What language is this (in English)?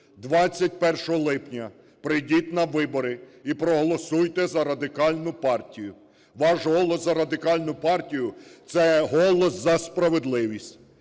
Ukrainian